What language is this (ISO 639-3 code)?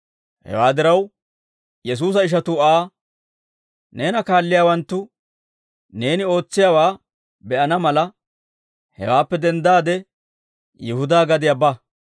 dwr